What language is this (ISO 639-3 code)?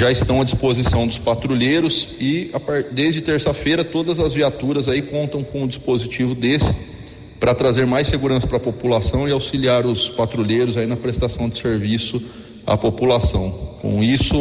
por